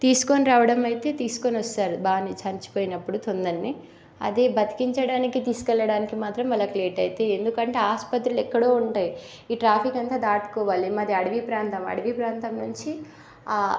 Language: Telugu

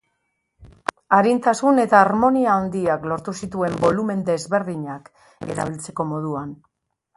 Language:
Basque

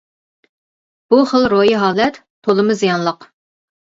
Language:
Uyghur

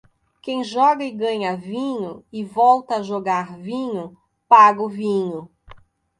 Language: Portuguese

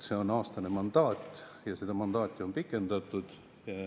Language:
Estonian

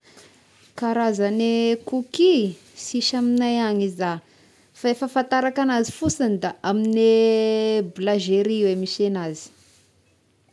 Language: Tesaka Malagasy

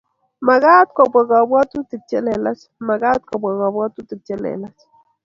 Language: Kalenjin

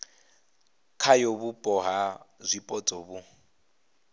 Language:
Venda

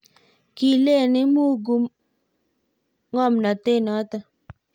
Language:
Kalenjin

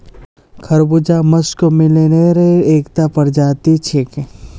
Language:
Magahi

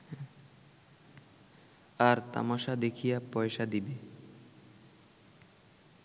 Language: Bangla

